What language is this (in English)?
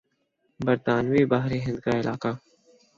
Urdu